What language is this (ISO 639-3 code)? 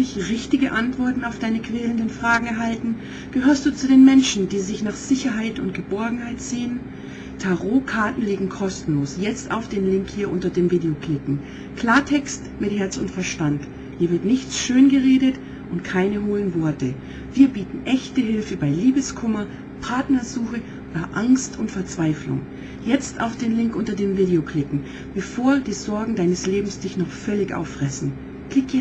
deu